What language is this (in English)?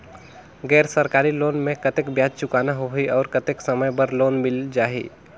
Chhattisgarhi